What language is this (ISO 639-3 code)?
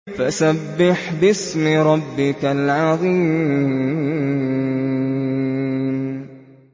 ara